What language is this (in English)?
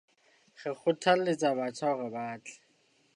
Southern Sotho